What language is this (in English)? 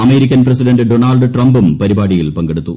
Malayalam